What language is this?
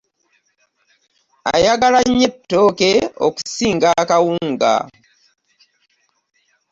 Ganda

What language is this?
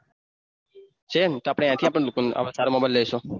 Gujarati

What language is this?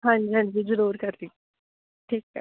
Punjabi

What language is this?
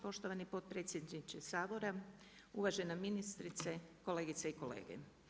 Croatian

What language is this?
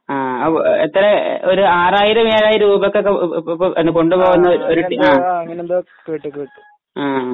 Malayalam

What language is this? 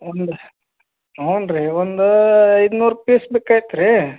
Kannada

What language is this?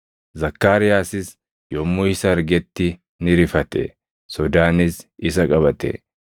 Oromo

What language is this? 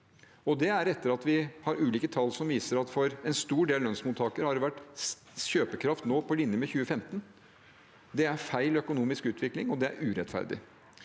Norwegian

